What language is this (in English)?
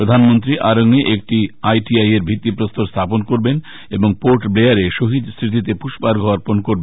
Bangla